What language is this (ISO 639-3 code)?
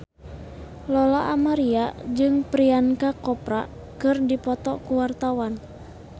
sun